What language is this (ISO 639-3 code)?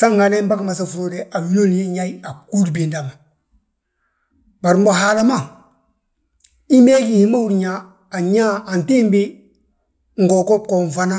bjt